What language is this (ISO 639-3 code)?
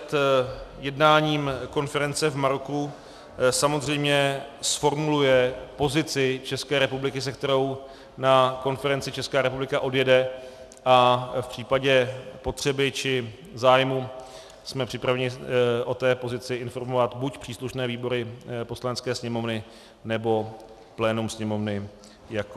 ces